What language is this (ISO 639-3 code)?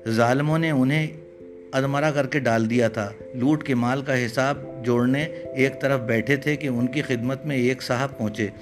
urd